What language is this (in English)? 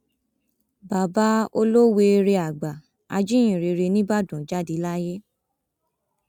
Yoruba